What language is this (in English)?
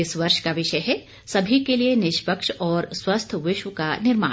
Hindi